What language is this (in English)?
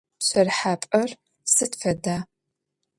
Adyghe